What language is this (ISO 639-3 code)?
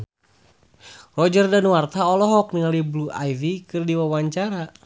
sun